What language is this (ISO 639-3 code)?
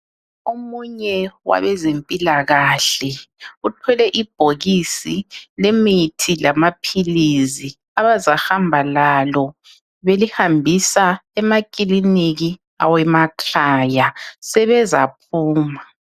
nde